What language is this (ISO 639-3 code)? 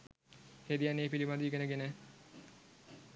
sin